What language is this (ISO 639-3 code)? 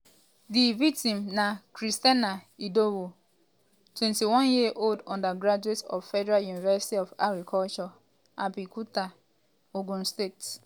pcm